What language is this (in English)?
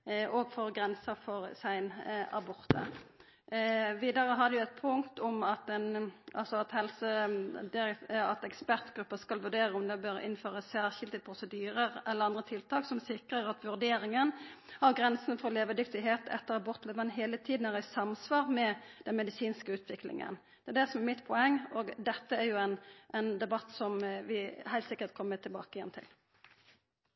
Norwegian Nynorsk